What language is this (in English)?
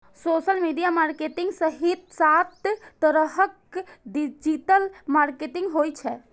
Maithili